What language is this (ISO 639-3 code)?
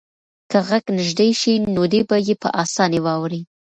pus